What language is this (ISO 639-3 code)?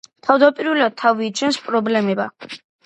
kat